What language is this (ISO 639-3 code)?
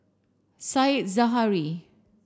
eng